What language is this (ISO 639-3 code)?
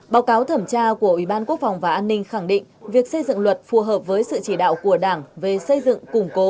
vie